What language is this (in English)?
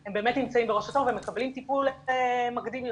Hebrew